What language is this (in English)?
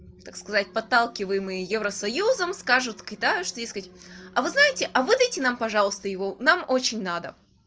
Russian